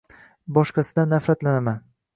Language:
Uzbek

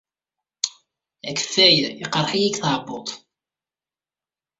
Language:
Kabyle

